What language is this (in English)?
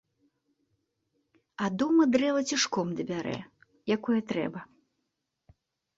Belarusian